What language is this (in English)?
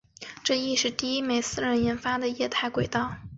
Chinese